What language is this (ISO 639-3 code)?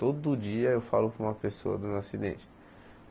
por